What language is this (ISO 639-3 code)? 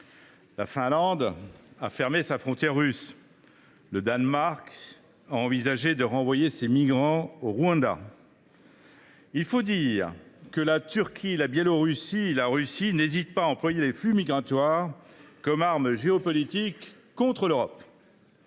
fra